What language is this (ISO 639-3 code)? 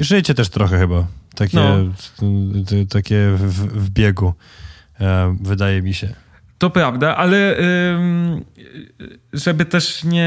pol